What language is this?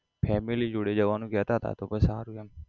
Gujarati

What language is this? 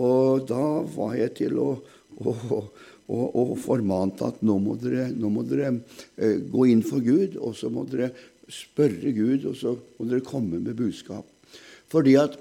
German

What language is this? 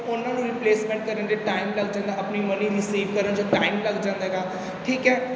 Punjabi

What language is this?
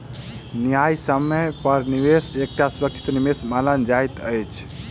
Maithili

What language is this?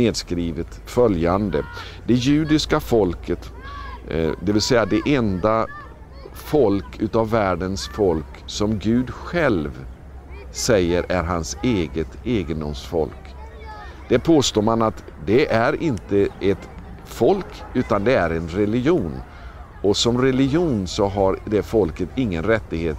Swedish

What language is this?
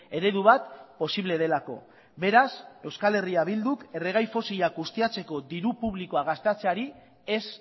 Basque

